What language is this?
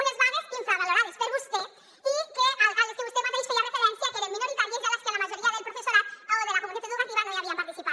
Catalan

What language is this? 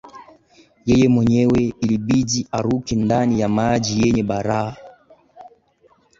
Swahili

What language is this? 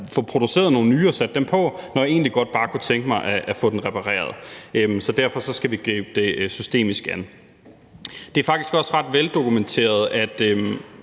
Danish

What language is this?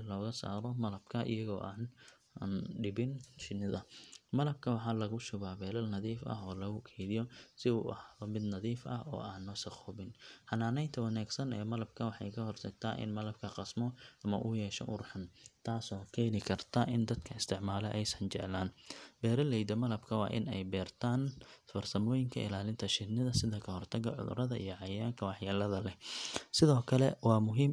Somali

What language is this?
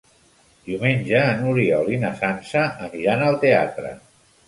Catalan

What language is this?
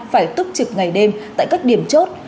Vietnamese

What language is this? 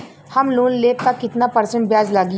Bhojpuri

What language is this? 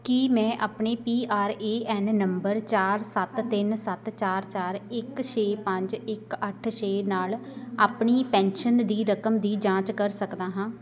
Punjabi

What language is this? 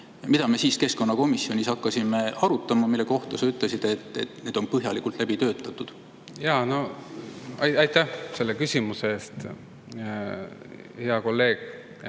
Estonian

